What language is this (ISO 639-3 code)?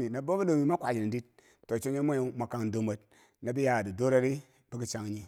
bsj